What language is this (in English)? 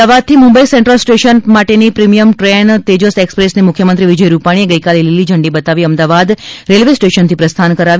Gujarati